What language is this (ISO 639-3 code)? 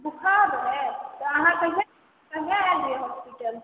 mai